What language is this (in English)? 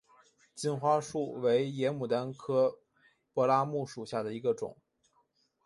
Chinese